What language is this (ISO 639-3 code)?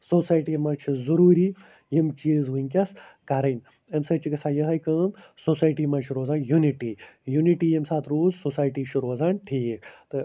kas